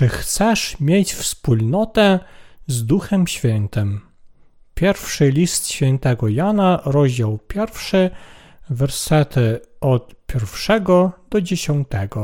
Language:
Polish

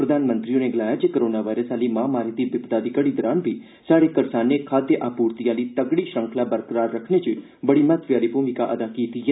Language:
Dogri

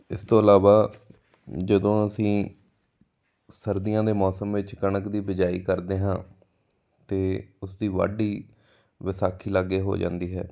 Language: Punjabi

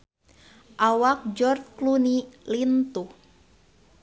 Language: Sundanese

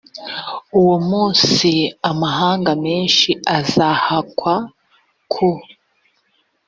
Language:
Kinyarwanda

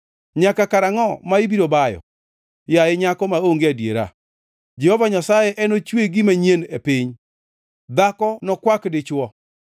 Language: Luo (Kenya and Tanzania)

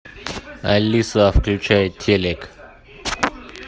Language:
Russian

